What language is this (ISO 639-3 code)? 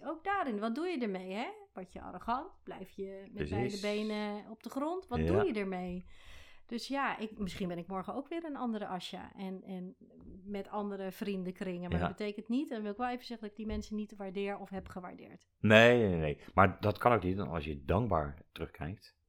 nld